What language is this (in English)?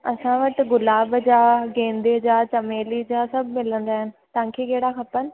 Sindhi